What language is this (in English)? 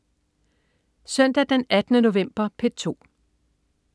Danish